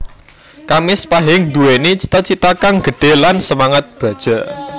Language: Javanese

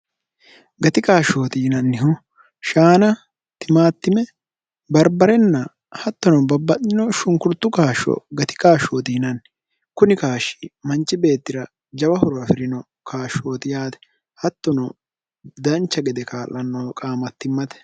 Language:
Sidamo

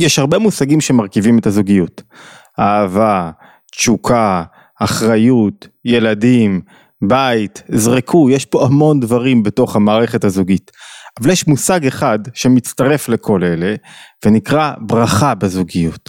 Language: Hebrew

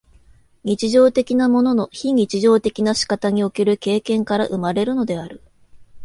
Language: Japanese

